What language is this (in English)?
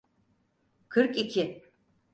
Turkish